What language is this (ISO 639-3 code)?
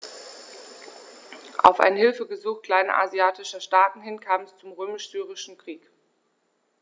deu